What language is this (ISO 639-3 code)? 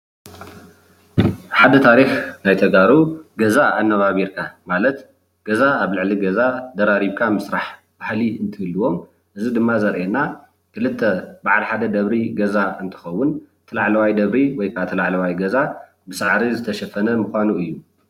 tir